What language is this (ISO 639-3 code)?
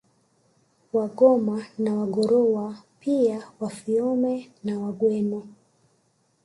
swa